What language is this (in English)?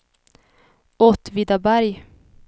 Swedish